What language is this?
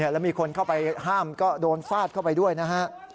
Thai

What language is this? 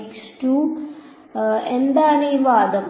Malayalam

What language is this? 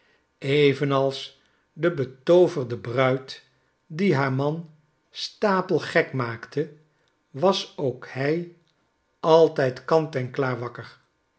Dutch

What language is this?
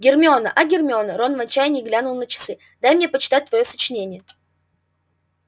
Russian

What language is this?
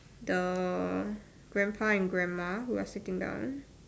English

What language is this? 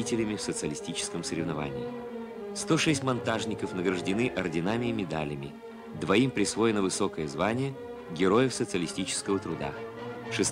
Russian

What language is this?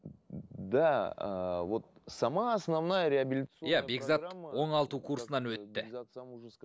Kazakh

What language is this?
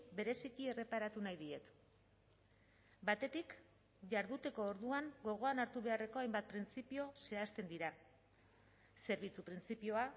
Basque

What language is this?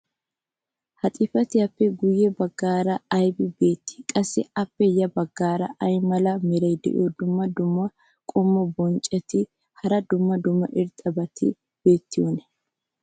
Wolaytta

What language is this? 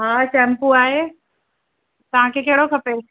Sindhi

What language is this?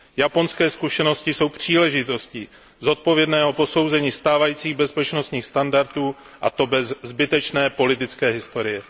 Czech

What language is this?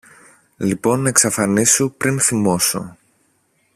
Greek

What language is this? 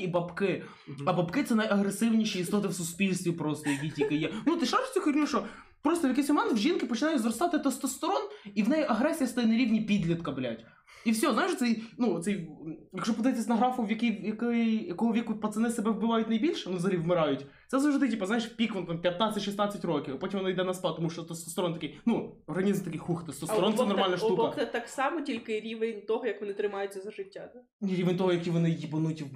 Ukrainian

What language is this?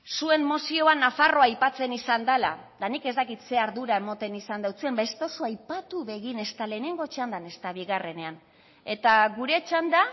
Basque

